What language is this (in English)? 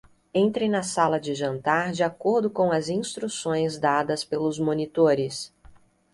Portuguese